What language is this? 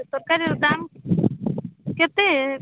Odia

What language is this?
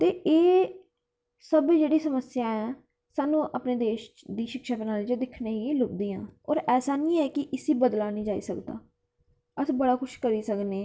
Dogri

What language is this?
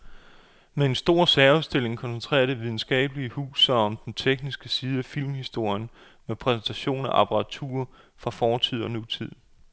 Danish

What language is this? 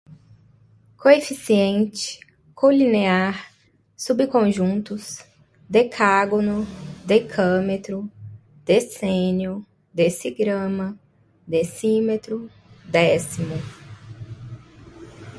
Portuguese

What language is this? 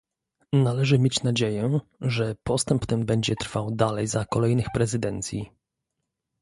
Polish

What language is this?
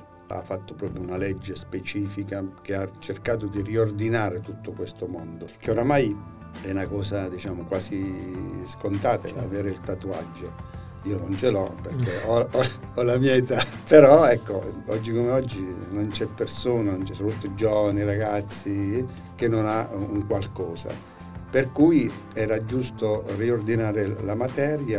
Italian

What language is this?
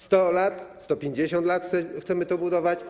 Polish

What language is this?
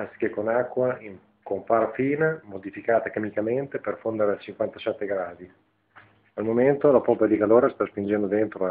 Italian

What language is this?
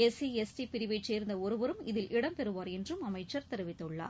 Tamil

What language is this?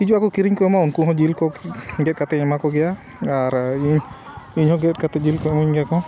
Santali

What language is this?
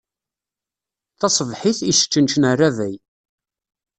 Kabyle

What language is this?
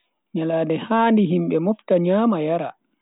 Bagirmi Fulfulde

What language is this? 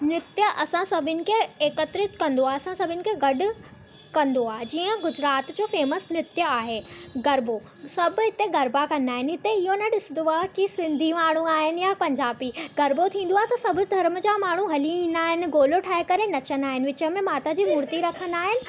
Sindhi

